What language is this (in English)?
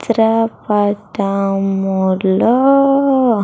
Telugu